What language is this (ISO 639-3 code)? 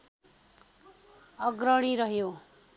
nep